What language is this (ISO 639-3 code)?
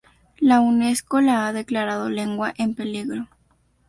spa